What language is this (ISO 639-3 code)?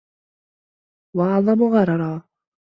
ara